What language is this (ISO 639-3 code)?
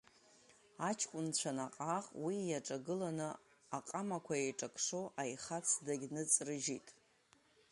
abk